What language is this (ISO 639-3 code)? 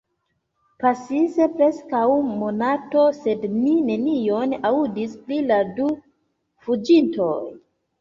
epo